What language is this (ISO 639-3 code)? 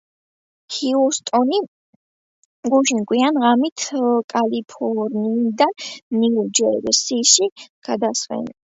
kat